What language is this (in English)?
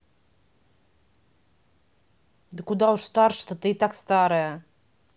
Russian